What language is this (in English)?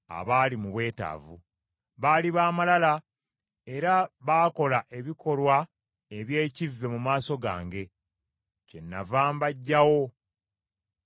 Ganda